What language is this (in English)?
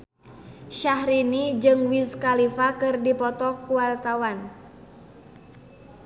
Sundanese